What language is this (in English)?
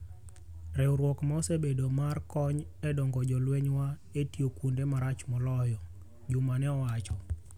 Luo (Kenya and Tanzania)